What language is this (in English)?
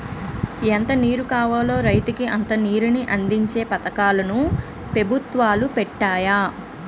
Telugu